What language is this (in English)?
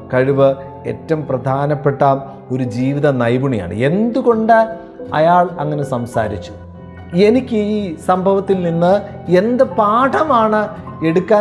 Malayalam